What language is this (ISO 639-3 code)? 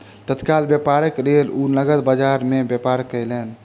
mai